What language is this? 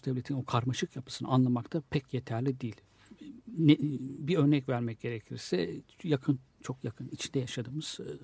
Turkish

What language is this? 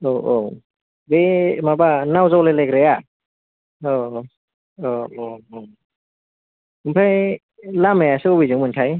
Bodo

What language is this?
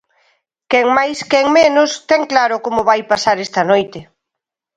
Galician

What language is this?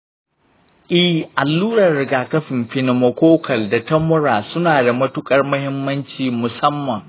Hausa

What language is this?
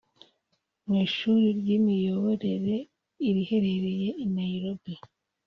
Kinyarwanda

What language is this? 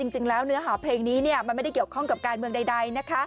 Thai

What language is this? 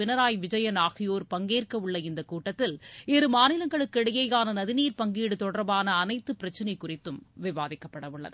Tamil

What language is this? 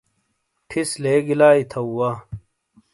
Shina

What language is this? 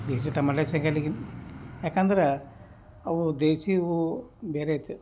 Kannada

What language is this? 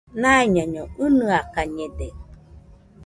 Nüpode Huitoto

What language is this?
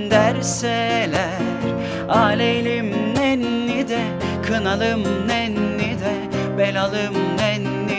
Turkish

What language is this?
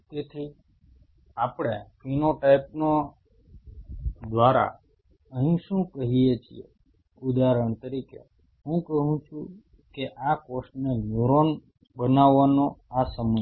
Gujarati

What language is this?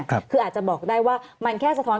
Thai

